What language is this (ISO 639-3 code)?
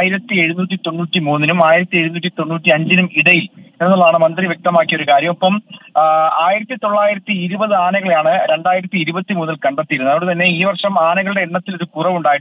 mal